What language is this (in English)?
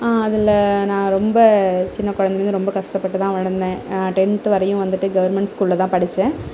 Tamil